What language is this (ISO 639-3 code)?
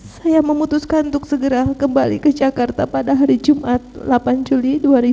ind